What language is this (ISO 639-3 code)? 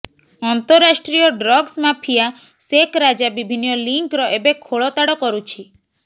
ori